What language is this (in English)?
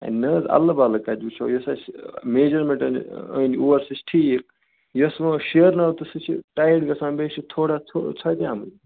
Kashmiri